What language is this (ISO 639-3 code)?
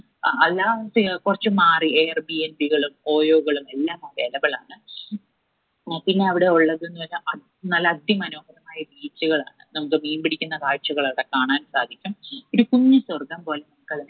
mal